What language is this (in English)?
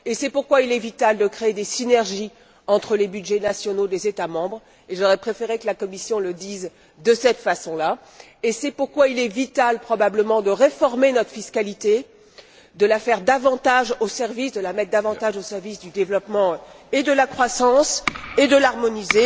French